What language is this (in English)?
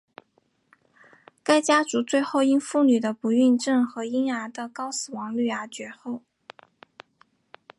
Chinese